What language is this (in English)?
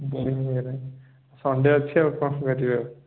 Odia